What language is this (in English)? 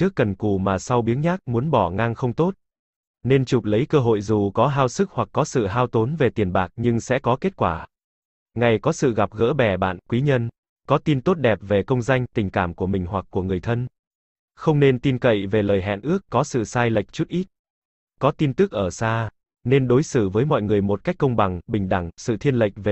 Vietnamese